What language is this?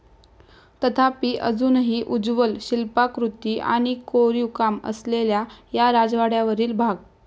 Marathi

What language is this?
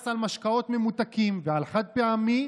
Hebrew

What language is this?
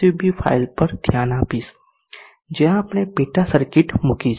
Gujarati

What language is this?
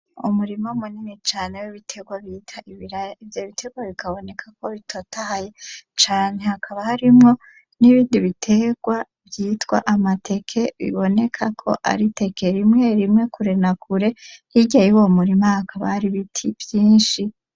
Rundi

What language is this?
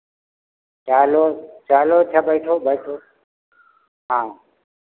Hindi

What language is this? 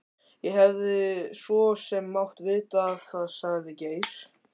Icelandic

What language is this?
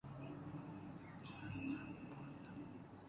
Persian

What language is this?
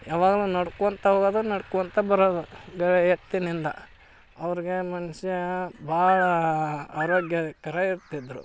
Kannada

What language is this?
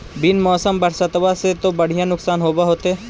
Magahi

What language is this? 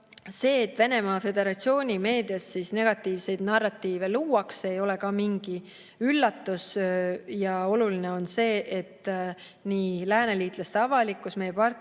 Estonian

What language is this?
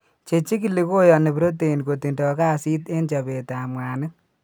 Kalenjin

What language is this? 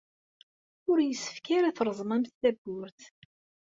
Kabyle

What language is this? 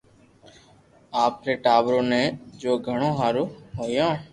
Loarki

